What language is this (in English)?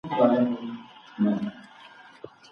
Pashto